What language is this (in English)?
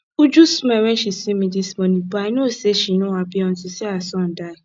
Nigerian Pidgin